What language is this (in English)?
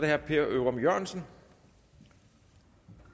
Danish